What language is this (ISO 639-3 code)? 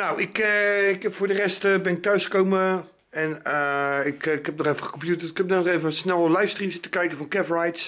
nld